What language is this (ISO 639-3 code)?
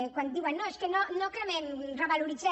cat